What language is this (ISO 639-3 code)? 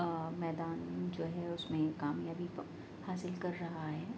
urd